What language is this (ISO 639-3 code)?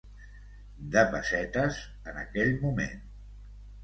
cat